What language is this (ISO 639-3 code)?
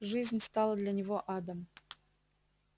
rus